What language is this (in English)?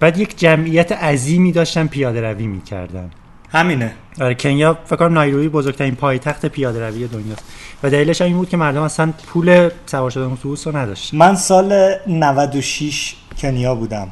Persian